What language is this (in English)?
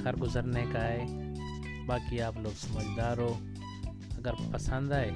Urdu